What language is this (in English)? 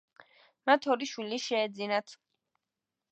Georgian